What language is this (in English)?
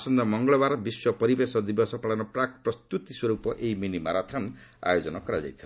Odia